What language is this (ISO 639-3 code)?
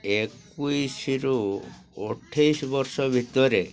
ori